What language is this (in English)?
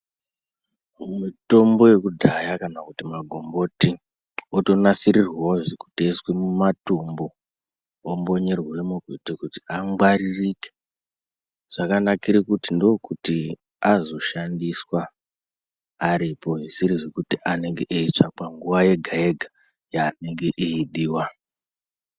Ndau